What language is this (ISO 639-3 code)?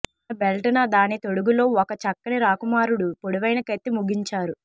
tel